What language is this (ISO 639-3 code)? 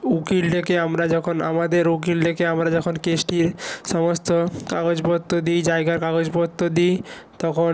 ben